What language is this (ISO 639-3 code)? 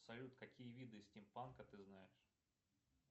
rus